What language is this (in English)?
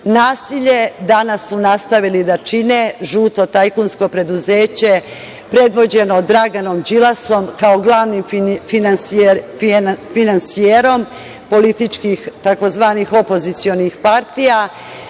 Serbian